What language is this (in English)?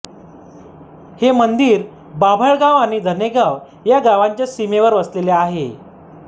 Marathi